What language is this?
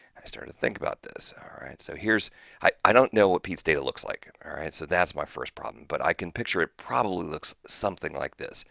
English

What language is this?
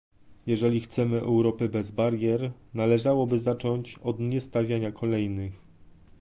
Polish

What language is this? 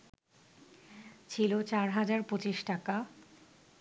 Bangla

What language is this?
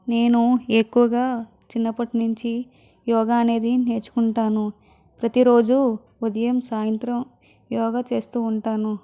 Telugu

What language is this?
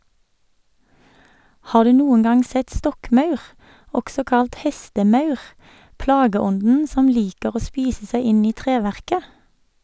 Norwegian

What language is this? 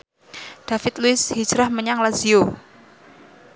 Javanese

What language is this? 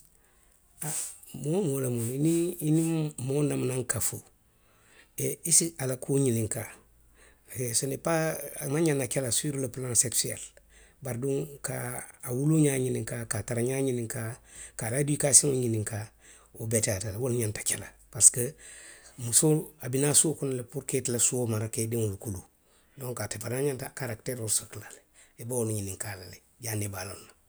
Western Maninkakan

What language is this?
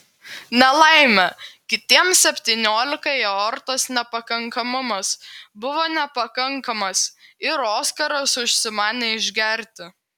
Lithuanian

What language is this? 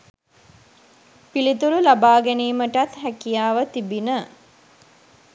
Sinhala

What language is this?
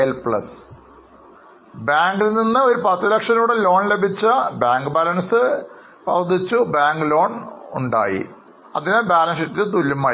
Malayalam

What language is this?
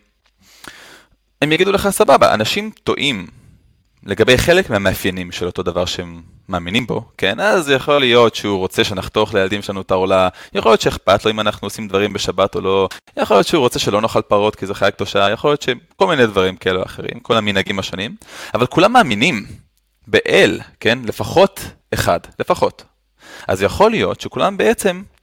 Hebrew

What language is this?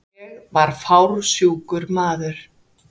Icelandic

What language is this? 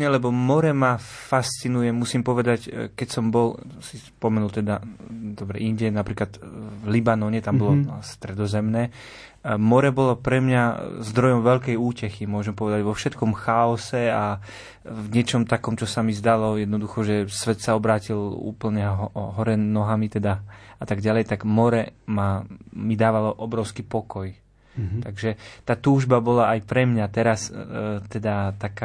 Slovak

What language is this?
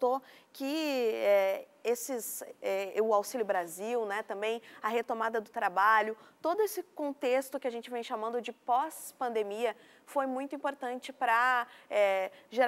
Portuguese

